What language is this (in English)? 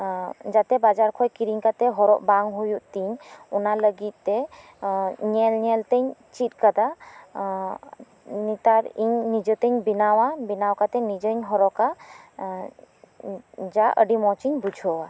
Santali